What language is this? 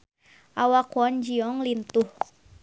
Sundanese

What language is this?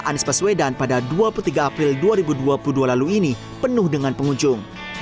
Indonesian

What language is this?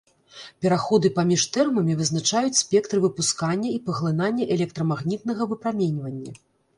Belarusian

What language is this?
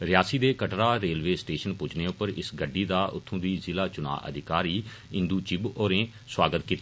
Dogri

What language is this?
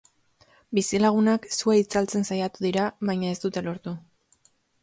Basque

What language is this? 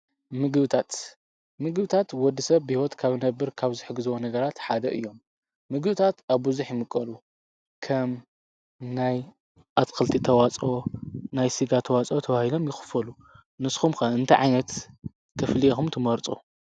Tigrinya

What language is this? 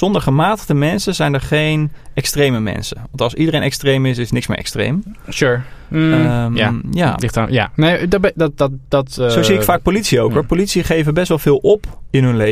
Dutch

